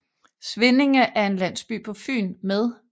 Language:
Danish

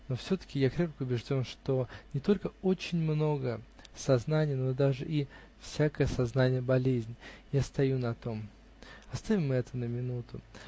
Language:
Russian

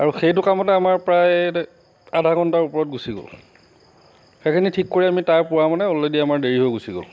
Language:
Assamese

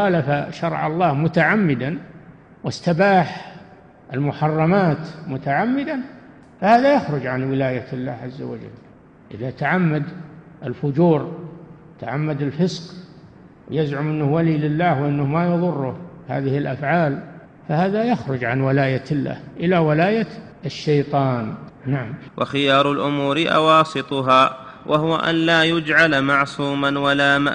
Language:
Arabic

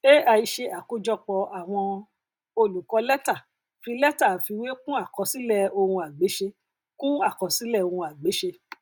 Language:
Yoruba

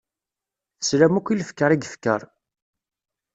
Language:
Kabyle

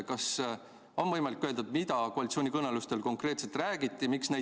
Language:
Estonian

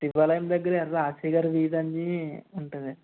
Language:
Telugu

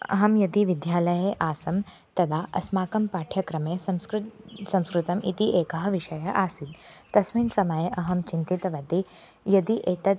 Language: Sanskrit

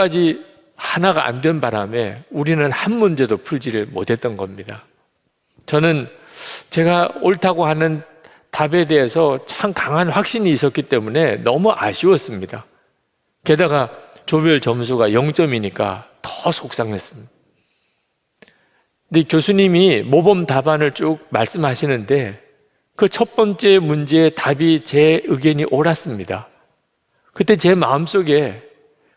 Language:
Korean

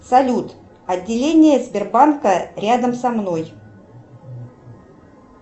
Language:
Russian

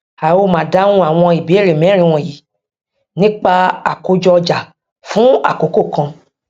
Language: Yoruba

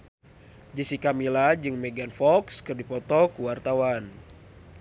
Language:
Sundanese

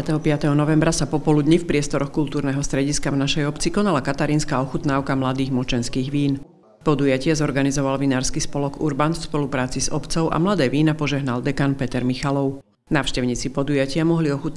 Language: Slovak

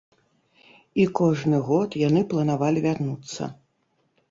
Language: Belarusian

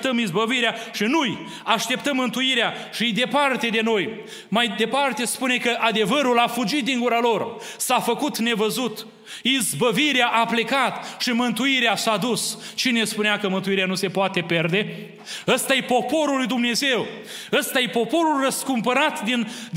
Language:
Romanian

